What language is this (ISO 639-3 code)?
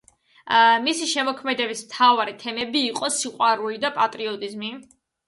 kat